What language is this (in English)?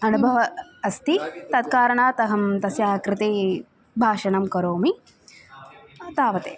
Sanskrit